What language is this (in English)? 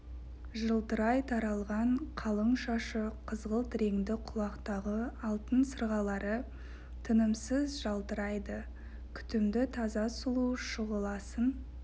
Kazakh